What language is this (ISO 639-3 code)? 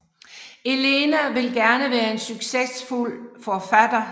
dan